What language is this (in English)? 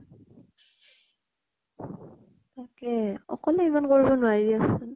Assamese